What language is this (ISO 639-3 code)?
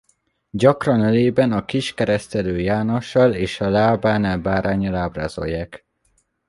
hun